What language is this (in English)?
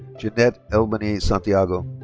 English